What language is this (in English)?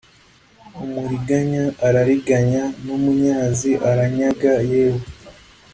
Kinyarwanda